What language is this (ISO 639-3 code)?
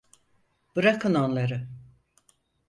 tur